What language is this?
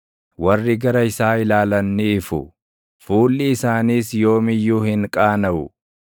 Oromo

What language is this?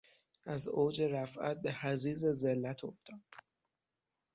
Persian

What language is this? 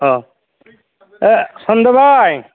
Bodo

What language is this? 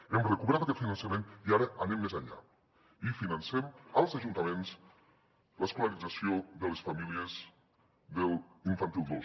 Catalan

